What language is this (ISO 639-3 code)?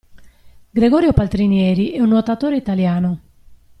ita